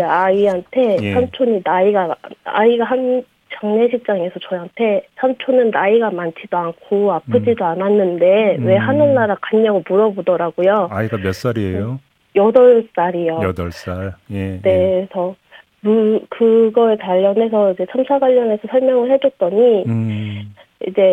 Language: Korean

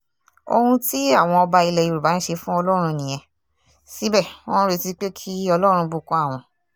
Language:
Yoruba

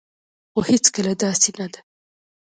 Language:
Pashto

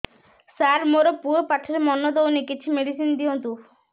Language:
Odia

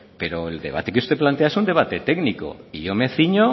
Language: Spanish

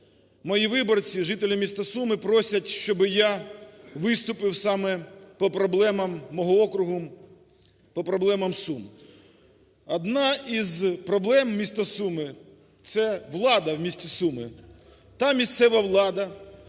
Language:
Ukrainian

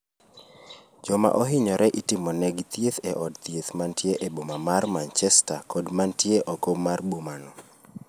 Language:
Luo (Kenya and Tanzania)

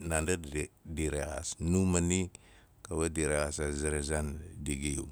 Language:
Nalik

